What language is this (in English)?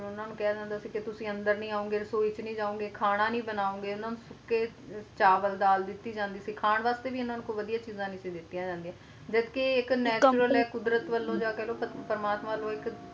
Punjabi